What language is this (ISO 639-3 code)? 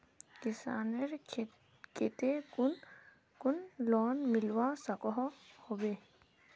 mag